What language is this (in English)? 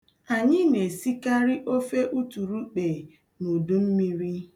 Igbo